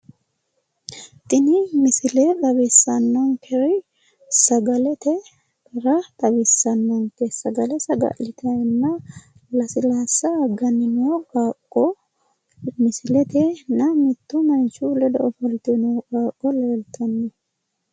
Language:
Sidamo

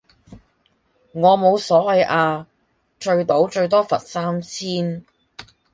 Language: Cantonese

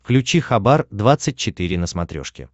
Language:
Russian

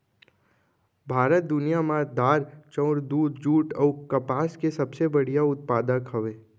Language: Chhattisgarhi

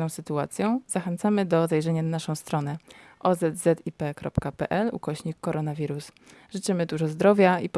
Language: Polish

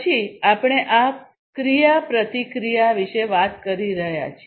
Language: Gujarati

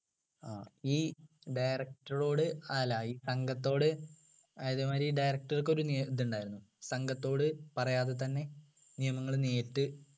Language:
Malayalam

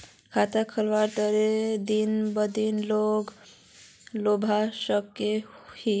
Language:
Magahi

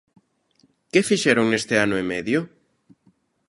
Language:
Galician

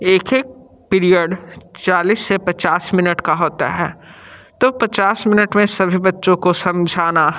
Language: Hindi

